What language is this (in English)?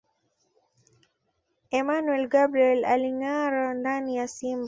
Swahili